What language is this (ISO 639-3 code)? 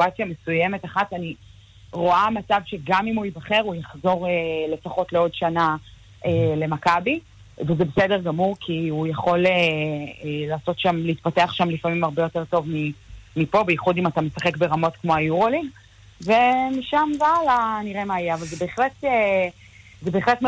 heb